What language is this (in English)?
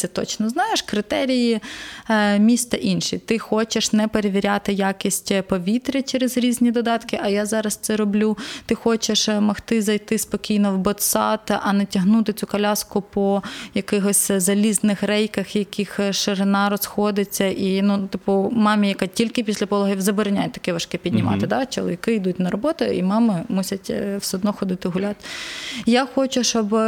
Ukrainian